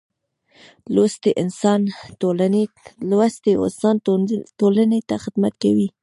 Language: Pashto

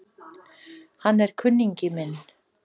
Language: Icelandic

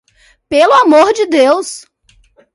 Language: Portuguese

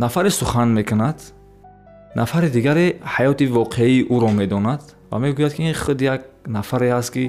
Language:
Persian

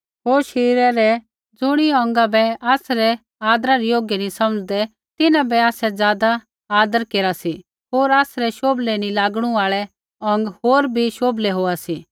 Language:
Kullu Pahari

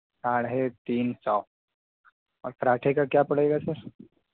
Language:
Urdu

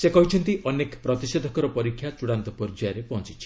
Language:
Odia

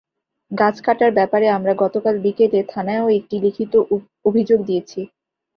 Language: Bangla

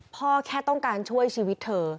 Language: Thai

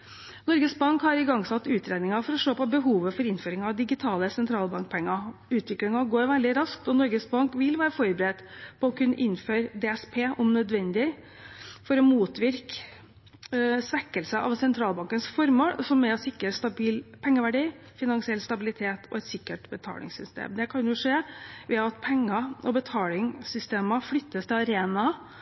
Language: Norwegian Bokmål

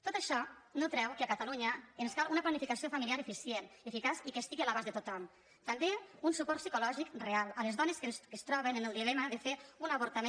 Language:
Catalan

